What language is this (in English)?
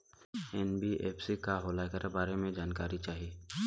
Bhojpuri